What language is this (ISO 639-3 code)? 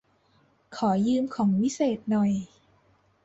tha